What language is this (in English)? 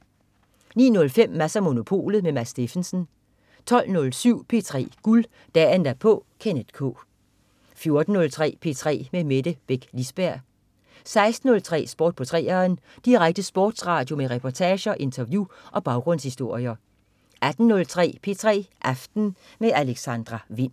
Danish